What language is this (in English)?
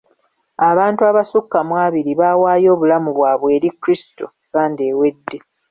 Ganda